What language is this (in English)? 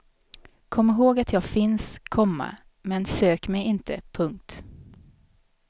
Swedish